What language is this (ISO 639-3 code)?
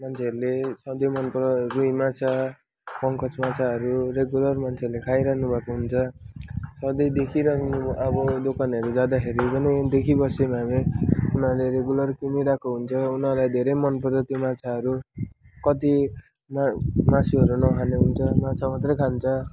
nep